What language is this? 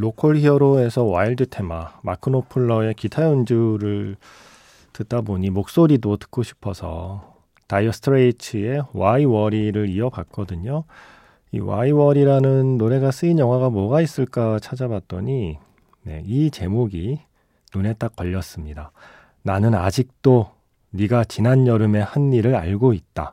Korean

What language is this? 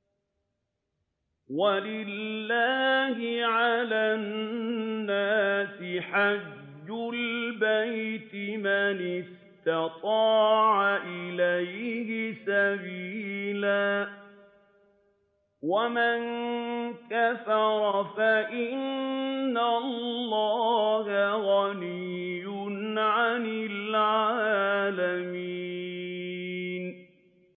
Arabic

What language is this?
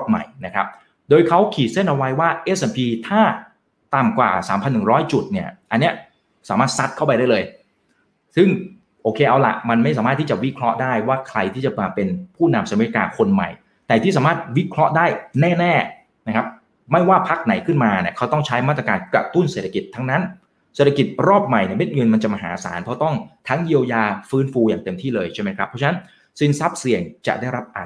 Thai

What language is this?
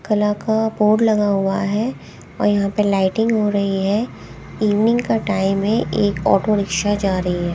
Hindi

